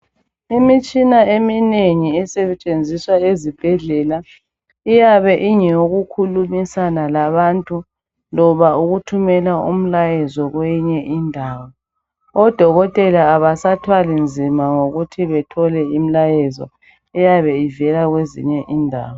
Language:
North Ndebele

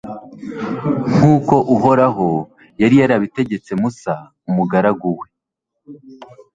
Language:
Kinyarwanda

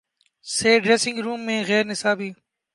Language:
Urdu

